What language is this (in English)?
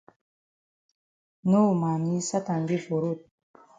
Cameroon Pidgin